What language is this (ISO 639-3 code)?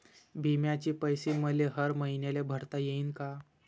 mar